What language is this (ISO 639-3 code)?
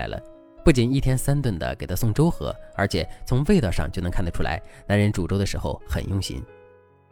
zho